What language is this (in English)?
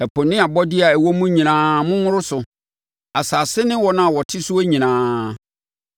Akan